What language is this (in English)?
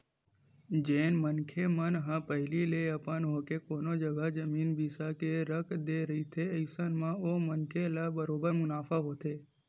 Chhattisgarhi